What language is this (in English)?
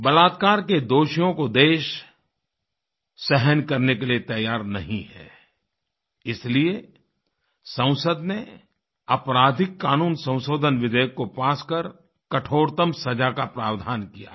Hindi